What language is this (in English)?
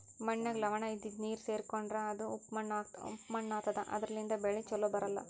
Kannada